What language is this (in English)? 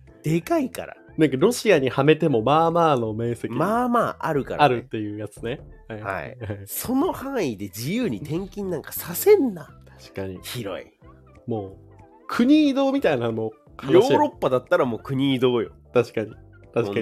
Japanese